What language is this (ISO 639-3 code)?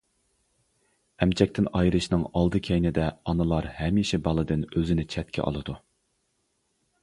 uig